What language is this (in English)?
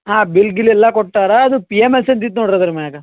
Kannada